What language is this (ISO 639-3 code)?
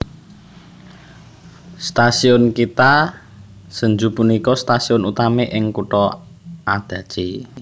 jav